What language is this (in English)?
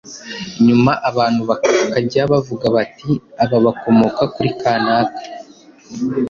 Kinyarwanda